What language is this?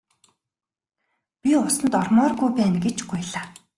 Mongolian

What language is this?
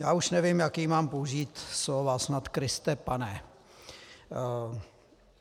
Czech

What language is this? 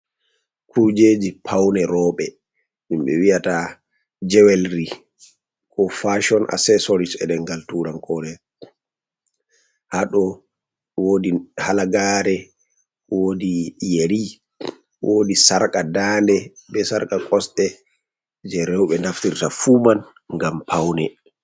Fula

